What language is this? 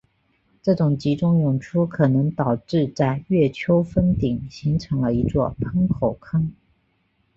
Chinese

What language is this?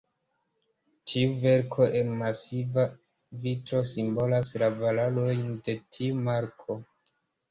Esperanto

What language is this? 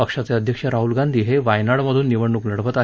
Marathi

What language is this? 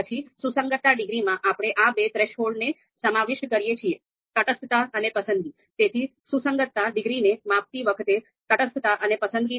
Gujarati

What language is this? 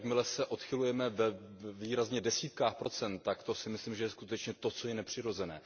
Czech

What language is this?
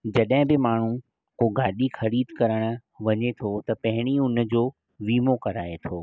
Sindhi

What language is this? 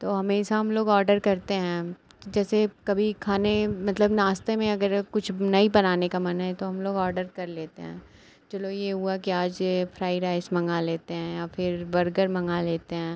Hindi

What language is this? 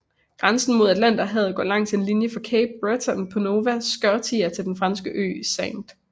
Danish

